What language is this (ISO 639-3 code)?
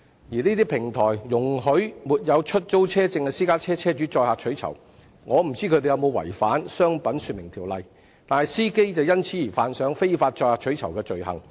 yue